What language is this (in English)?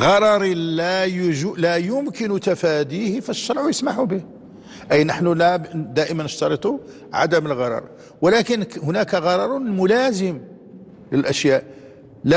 Arabic